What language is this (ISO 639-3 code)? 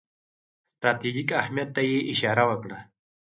pus